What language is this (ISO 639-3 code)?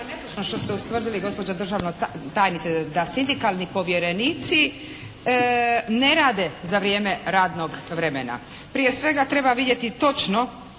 hrv